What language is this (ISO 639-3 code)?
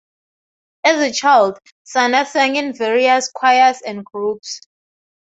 eng